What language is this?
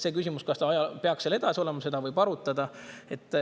Estonian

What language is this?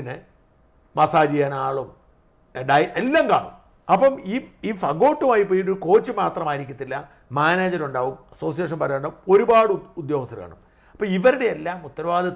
Malayalam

